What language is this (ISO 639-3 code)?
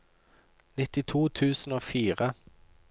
nor